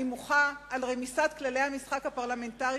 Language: Hebrew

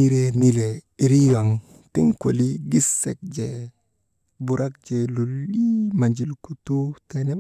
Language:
Maba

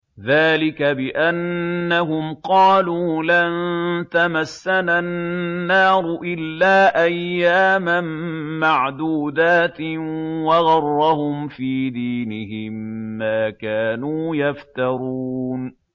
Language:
Arabic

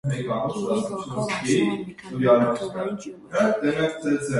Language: Armenian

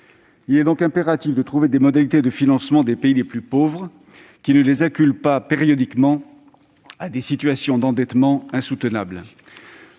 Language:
French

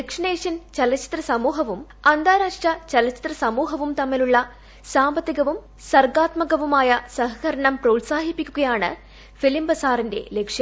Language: Malayalam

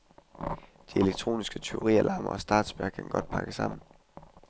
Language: Danish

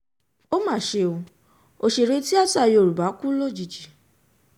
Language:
Yoruba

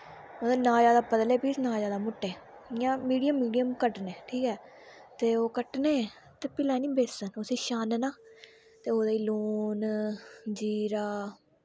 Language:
Dogri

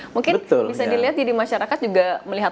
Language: Indonesian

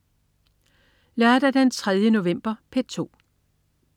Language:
Danish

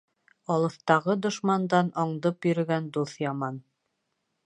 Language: Bashkir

